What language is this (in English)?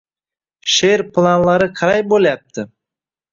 Uzbek